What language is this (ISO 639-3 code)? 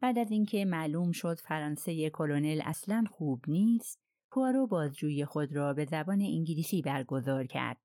fas